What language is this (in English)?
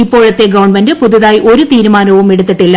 Malayalam